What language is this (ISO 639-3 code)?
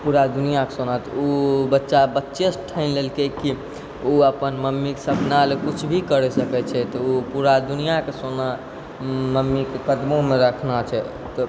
mai